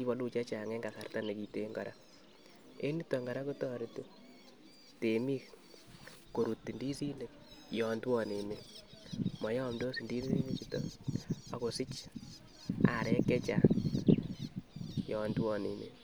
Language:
Kalenjin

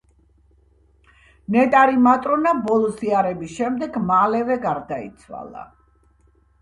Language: Georgian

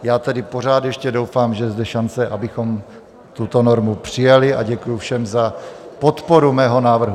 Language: Czech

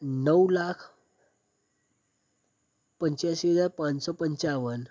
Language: Gujarati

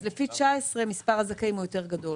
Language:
Hebrew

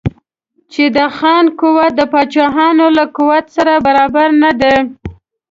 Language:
Pashto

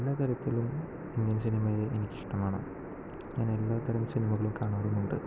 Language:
Malayalam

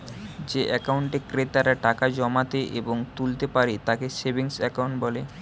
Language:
Bangla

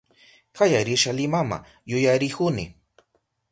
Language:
Southern Pastaza Quechua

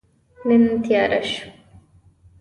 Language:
Pashto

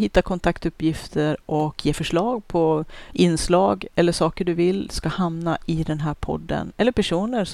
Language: Swedish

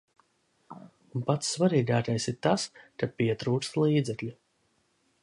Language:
Latvian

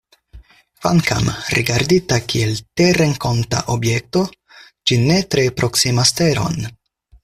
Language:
Esperanto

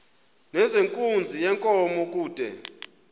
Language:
Xhosa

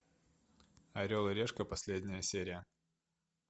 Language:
Russian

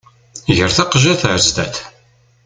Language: Kabyle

